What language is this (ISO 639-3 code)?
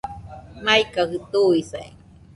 hux